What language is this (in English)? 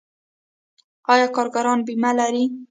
Pashto